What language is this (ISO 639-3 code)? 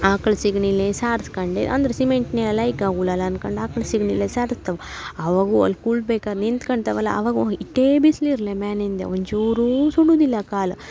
kan